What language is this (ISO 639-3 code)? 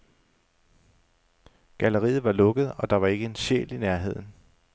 dan